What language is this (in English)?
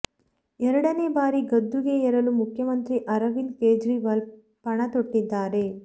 Kannada